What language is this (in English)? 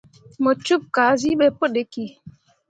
Mundang